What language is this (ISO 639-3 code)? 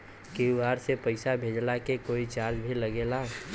bho